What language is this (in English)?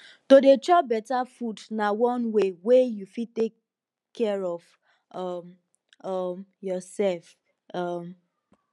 Nigerian Pidgin